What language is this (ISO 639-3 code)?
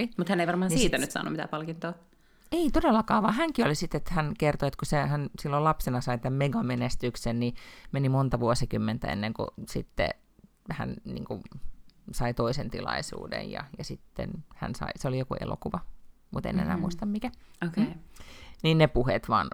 fin